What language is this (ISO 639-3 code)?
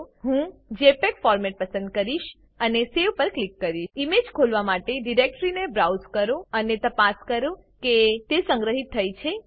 guj